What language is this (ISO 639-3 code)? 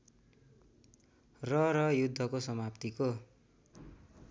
nep